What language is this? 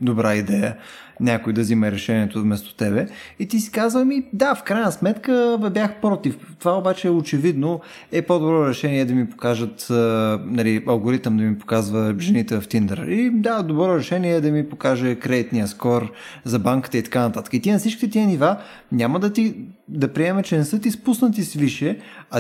Bulgarian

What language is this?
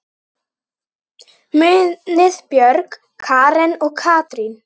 Icelandic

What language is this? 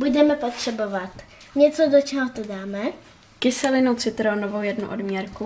Czech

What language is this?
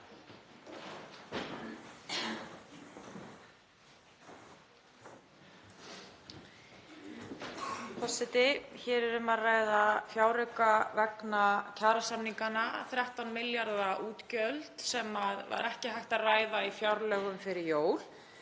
Icelandic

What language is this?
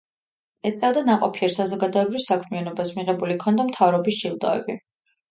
Georgian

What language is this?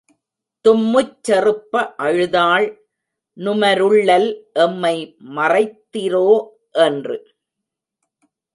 Tamil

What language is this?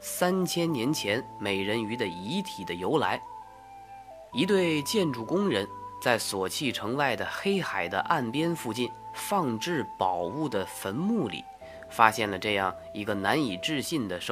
Chinese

